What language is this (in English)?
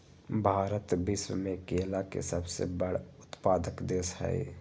Magahi